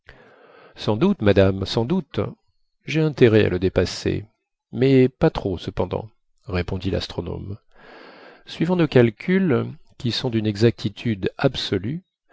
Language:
French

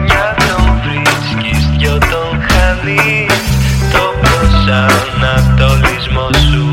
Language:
Greek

